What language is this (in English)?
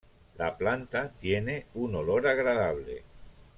Spanish